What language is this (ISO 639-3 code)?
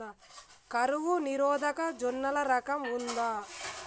tel